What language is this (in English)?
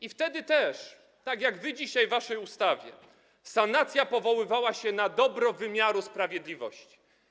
Polish